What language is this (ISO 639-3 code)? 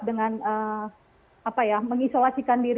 ind